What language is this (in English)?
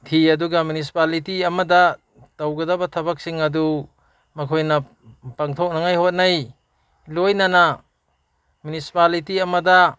Manipuri